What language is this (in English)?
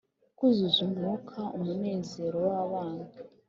Kinyarwanda